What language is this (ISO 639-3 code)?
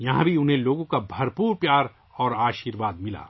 urd